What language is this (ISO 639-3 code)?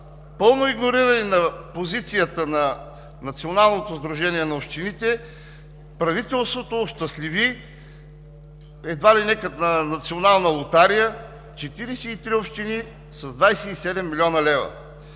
bul